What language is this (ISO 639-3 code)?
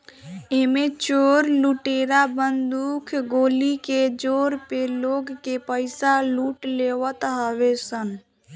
bho